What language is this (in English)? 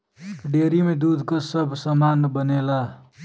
Bhojpuri